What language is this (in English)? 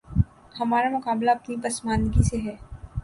Urdu